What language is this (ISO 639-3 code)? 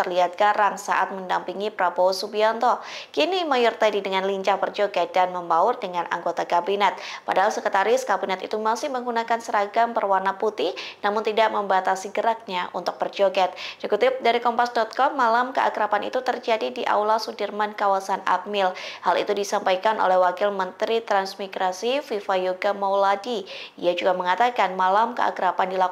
ind